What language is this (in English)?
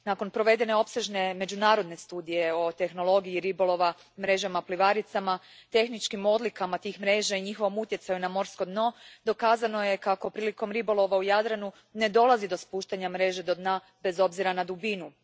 Croatian